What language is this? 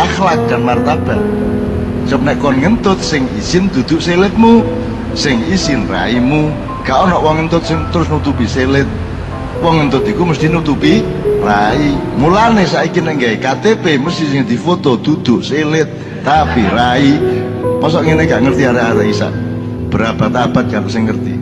Indonesian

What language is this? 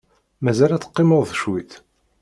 Kabyle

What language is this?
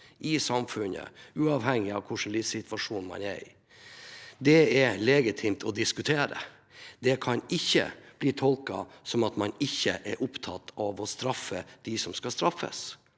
Norwegian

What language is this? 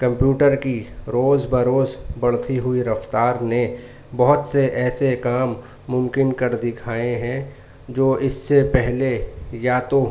Urdu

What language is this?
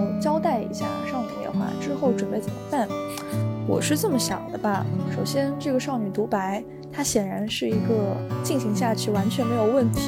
Chinese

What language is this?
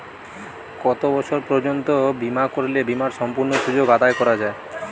Bangla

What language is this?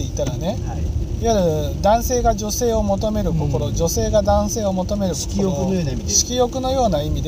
Japanese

